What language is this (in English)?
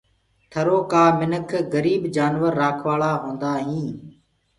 Gurgula